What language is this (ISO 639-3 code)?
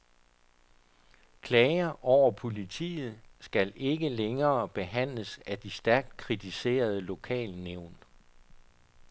dan